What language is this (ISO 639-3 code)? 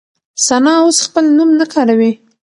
pus